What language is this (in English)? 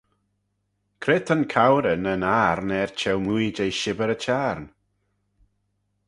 Manx